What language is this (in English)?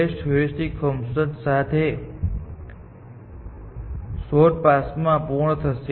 Gujarati